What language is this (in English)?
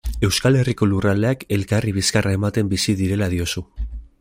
Basque